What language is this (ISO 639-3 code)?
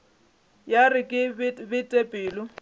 nso